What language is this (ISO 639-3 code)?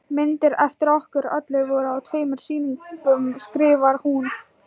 isl